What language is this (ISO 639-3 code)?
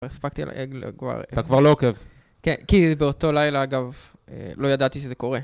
heb